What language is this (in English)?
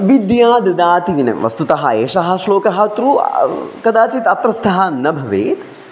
Sanskrit